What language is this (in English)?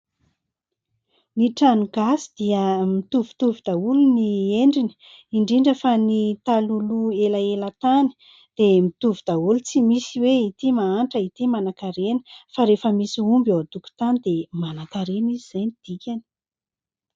Malagasy